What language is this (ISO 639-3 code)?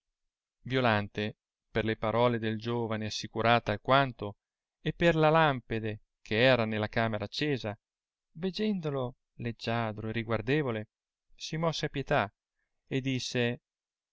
ita